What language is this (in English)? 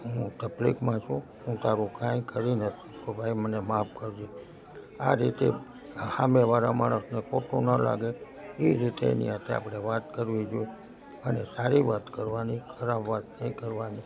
Gujarati